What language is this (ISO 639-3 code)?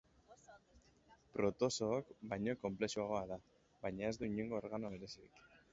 eus